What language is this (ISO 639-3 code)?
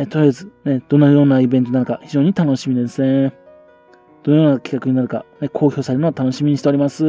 jpn